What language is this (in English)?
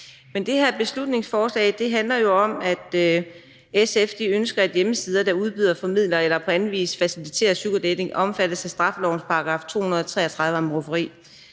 Danish